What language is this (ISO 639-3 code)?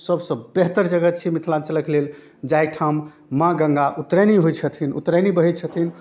mai